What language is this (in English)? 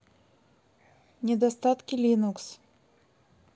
Russian